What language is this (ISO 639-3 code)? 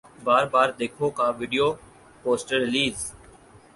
urd